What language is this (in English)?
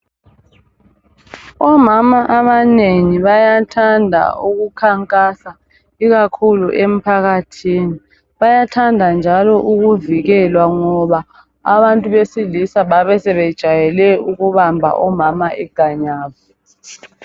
North Ndebele